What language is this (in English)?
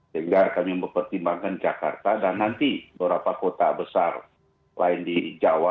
Indonesian